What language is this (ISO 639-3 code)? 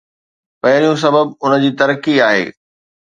snd